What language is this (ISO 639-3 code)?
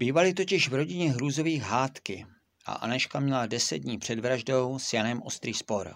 ces